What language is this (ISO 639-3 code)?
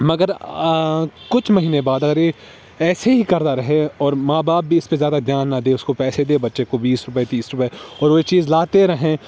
urd